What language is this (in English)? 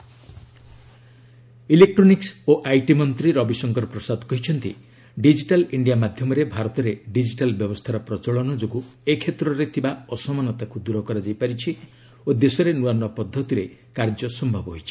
Odia